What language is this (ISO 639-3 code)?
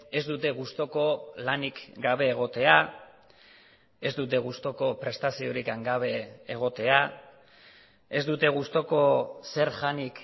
eus